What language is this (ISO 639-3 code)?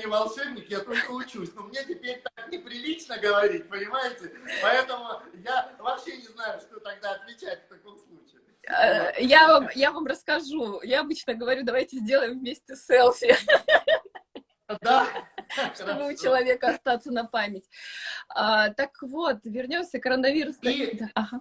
rus